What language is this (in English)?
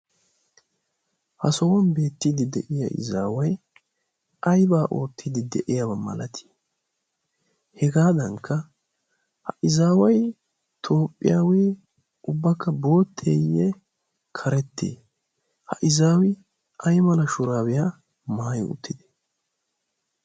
Wolaytta